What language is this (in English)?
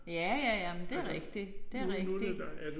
Danish